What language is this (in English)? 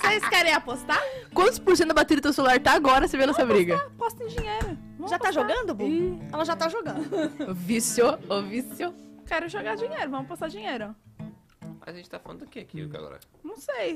Portuguese